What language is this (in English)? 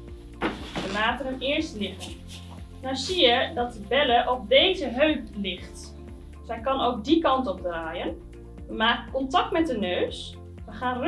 Dutch